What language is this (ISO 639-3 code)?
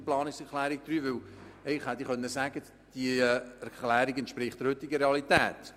gsw